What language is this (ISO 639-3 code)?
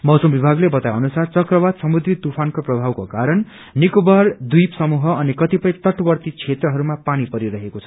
nep